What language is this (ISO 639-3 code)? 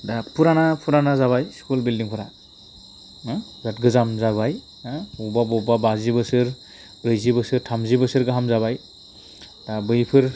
brx